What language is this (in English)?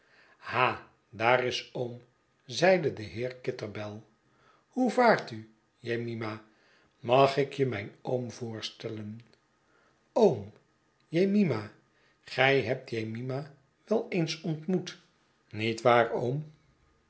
Dutch